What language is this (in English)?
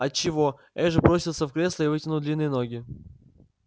Russian